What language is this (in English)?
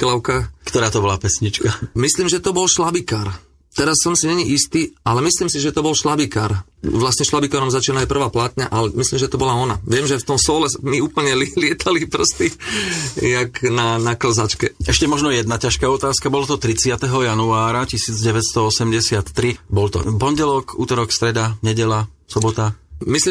Slovak